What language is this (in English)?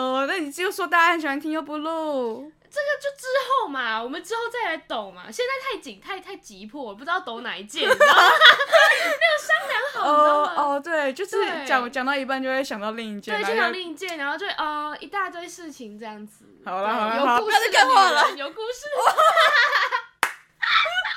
Chinese